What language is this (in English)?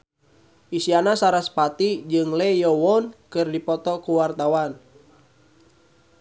Sundanese